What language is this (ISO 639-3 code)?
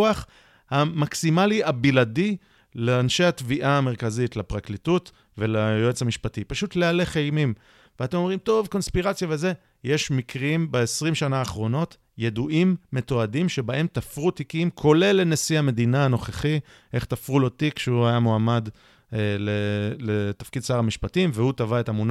heb